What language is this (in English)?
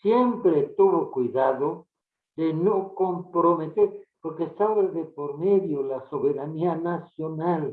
Spanish